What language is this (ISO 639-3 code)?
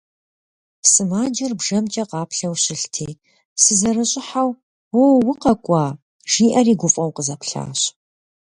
kbd